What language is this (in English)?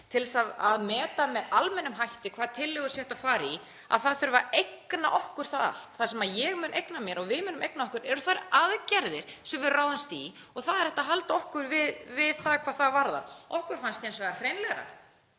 Icelandic